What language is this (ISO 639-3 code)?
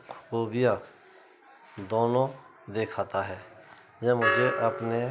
urd